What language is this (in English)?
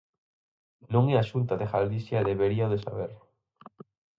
Galician